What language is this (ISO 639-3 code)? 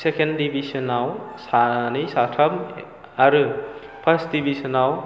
brx